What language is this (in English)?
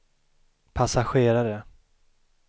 Swedish